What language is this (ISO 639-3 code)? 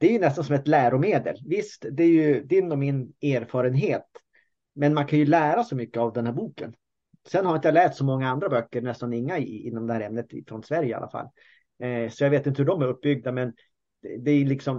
swe